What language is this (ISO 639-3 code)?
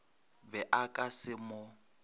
nso